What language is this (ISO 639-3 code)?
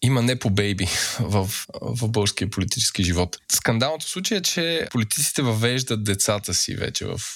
bul